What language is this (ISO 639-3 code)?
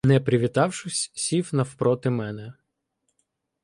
ukr